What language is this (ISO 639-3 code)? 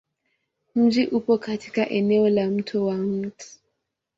swa